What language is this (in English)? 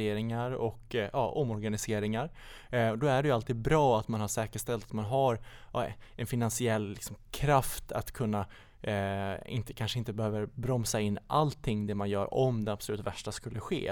Swedish